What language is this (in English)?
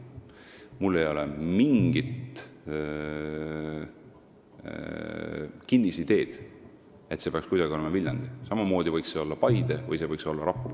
Estonian